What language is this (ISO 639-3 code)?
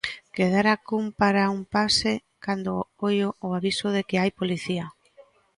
glg